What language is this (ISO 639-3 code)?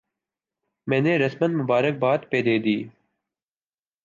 urd